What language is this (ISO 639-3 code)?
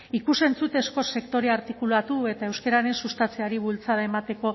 eus